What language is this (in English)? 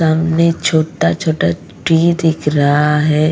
Hindi